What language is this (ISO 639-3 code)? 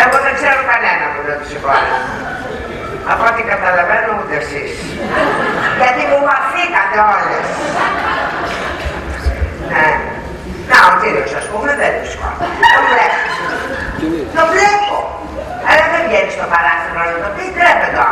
ell